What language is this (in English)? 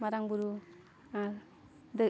Santali